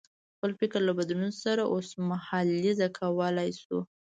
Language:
Pashto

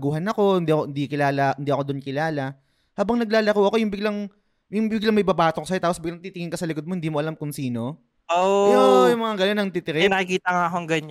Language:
Filipino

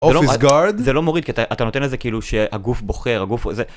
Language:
Hebrew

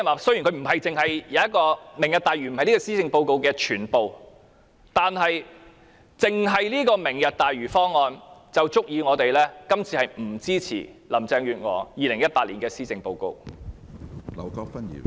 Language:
Cantonese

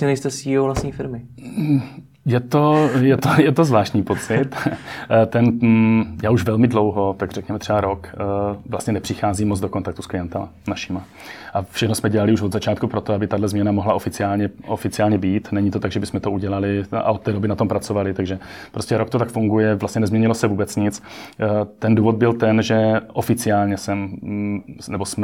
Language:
Czech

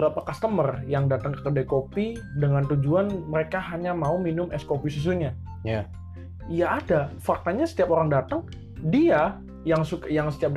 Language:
Indonesian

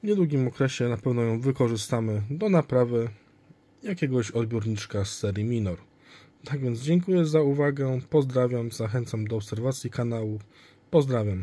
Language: Polish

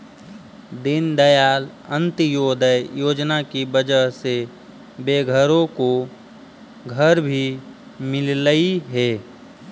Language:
Magahi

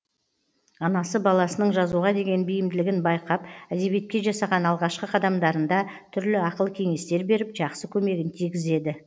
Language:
Kazakh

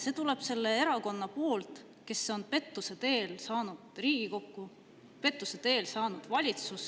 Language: Estonian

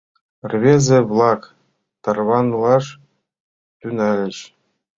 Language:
Mari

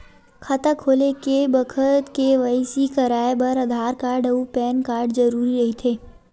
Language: Chhattisgarhi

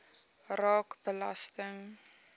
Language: Afrikaans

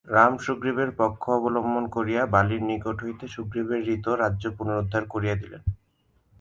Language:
Bangla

